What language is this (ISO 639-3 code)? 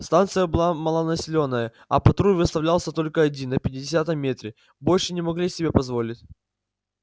rus